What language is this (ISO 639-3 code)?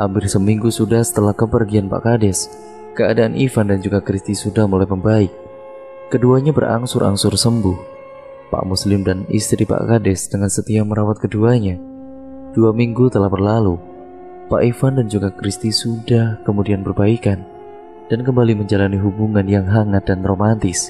ind